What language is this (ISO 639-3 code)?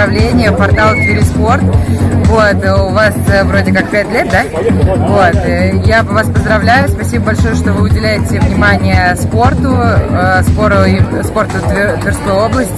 rus